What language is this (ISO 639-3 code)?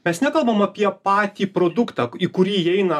lit